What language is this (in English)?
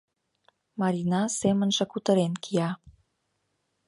Mari